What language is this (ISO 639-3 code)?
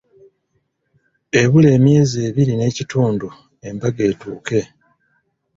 lug